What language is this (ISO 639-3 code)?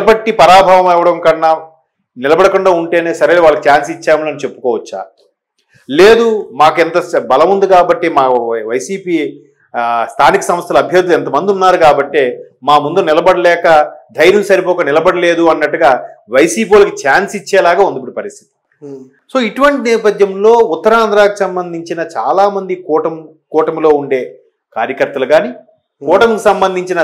tel